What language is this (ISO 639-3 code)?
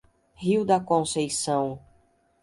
por